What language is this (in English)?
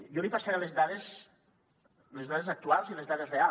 Catalan